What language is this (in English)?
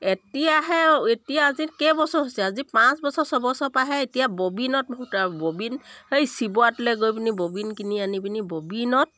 Assamese